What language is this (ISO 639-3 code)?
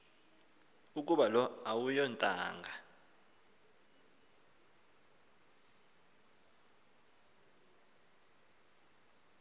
xho